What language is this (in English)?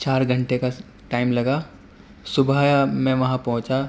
Urdu